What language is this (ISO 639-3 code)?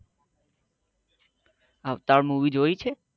guj